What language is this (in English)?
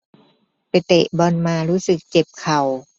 Thai